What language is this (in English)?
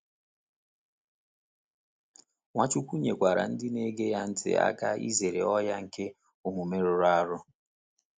Igbo